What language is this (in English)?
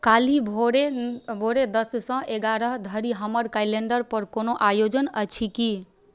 Maithili